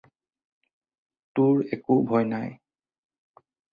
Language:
Assamese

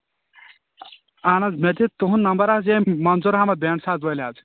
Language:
Kashmiri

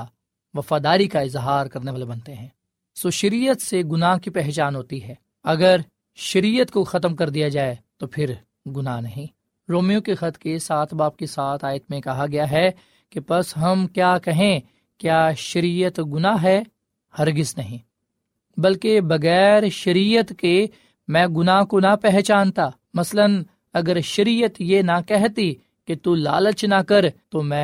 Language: Urdu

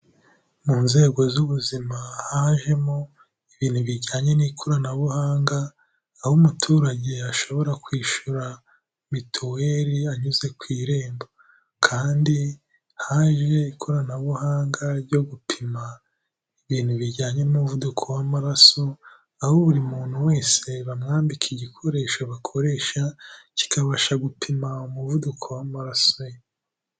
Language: Kinyarwanda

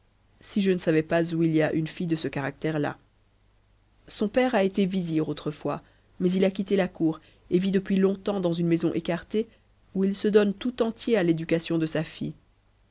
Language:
French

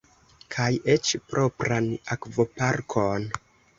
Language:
Esperanto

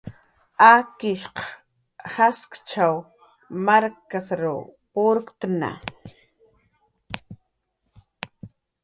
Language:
Jaqaru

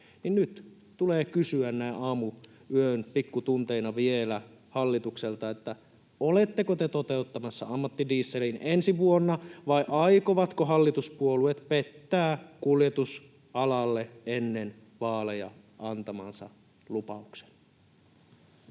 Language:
Finnish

